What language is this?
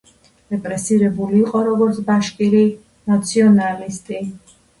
Georgian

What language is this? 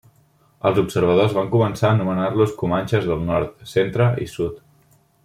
Catalan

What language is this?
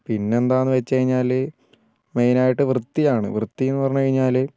Malayalam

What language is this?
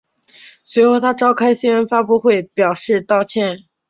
Chinese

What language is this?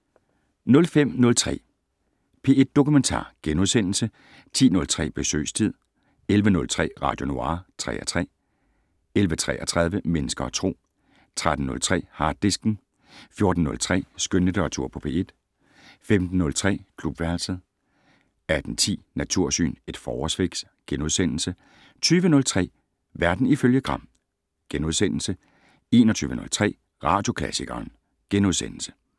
Danish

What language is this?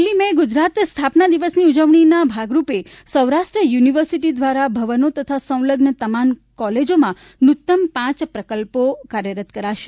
Gujarati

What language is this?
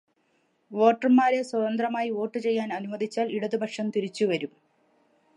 Malayalam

